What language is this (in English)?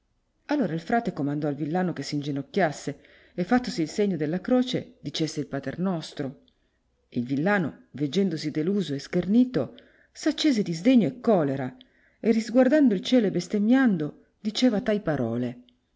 Italian